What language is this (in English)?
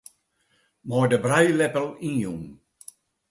Western Frisian